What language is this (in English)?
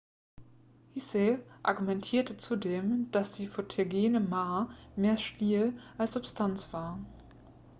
German